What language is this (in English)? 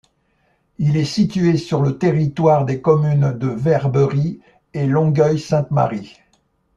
French